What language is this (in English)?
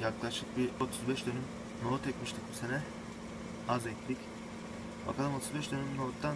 Turkish